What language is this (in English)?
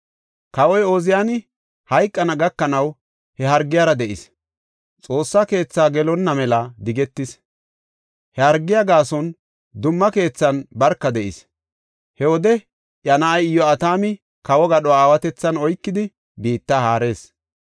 Gofa